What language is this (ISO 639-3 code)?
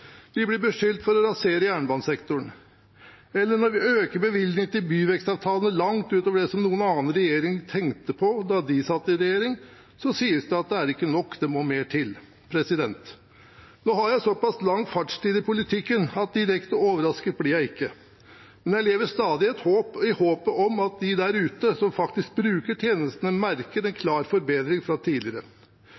nob